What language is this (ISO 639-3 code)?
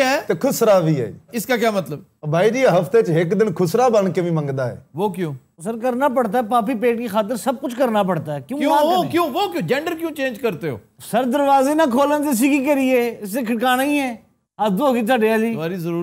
hin